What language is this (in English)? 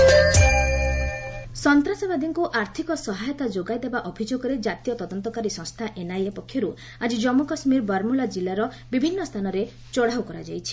Odia